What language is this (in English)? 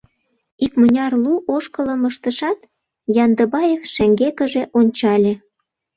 Mari